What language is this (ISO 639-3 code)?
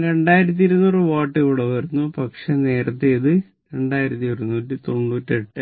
mal